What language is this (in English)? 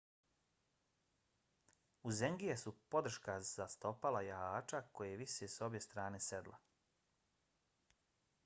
Bosnian